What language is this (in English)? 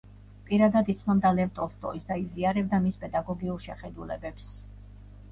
Georgian